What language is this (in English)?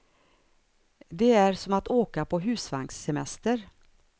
Swedish